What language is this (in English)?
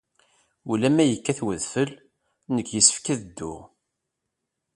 Kabyle